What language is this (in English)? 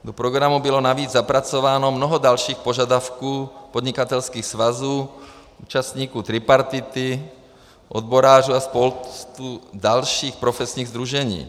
Czech